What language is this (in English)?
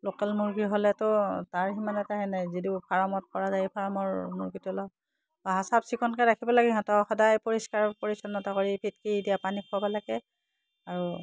Assamese